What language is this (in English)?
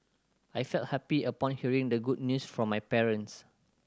English